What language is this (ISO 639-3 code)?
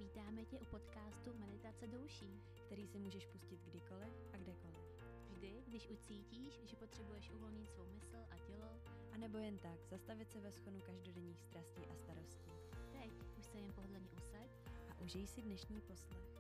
ces